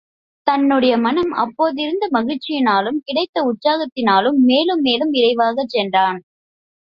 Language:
Tamil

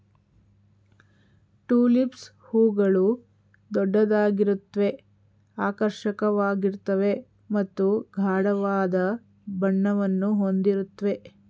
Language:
Kannada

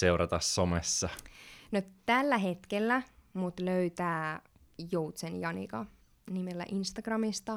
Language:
Finnish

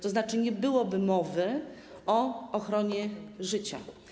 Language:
Polish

